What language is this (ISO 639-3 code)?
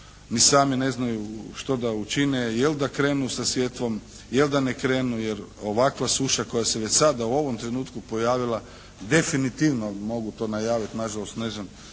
hrv